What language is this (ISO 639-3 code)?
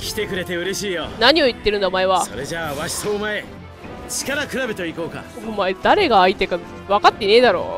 jpn